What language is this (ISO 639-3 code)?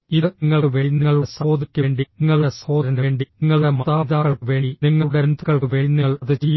mal